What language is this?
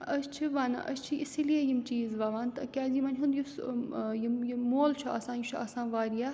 Kashmiri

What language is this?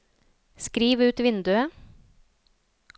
Norwegian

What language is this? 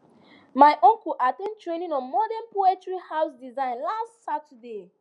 Nigerian Pidgin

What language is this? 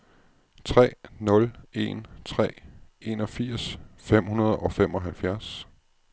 Danish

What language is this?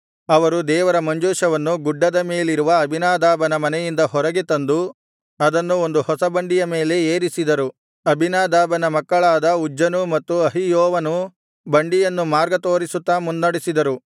Kannada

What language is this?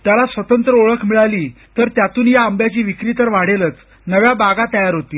Marathi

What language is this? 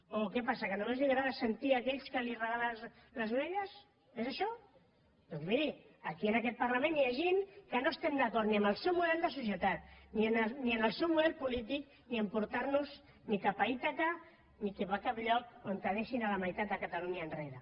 Catalan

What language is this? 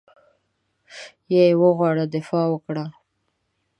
Pashto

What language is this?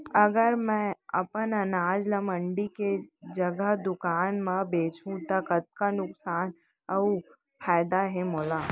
Chhattisgarhi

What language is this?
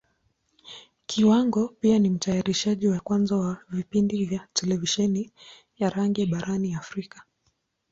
Swahili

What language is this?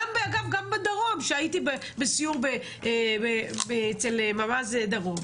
Hebrew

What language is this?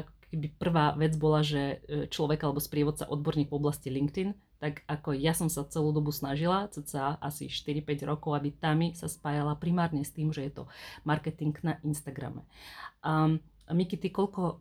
Slovak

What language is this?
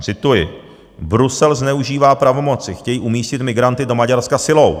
Czech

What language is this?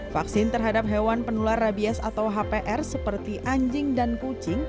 Indonesian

